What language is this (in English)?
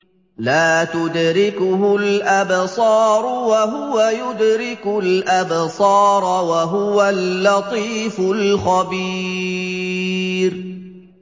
Arabic